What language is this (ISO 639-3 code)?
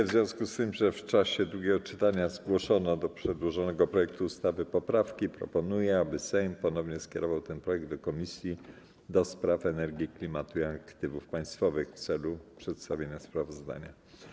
pol